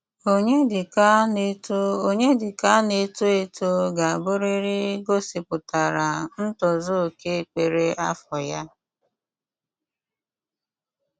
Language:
Igbo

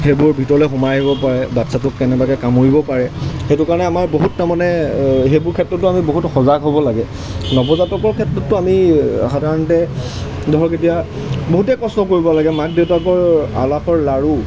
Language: Assamese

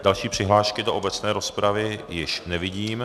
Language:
Czech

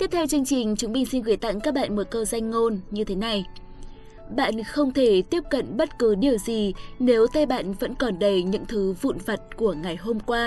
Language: Vietnamese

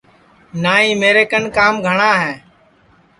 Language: Sansi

